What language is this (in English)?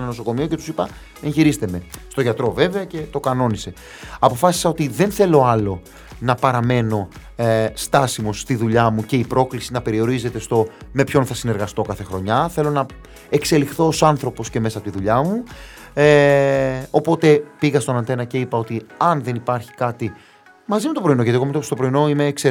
Greek